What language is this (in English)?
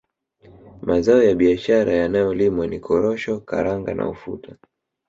Swahili